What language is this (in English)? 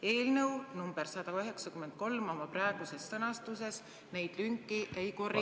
Estonian